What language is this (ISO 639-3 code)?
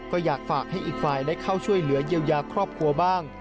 tha